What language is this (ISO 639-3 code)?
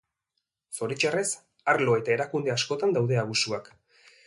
eus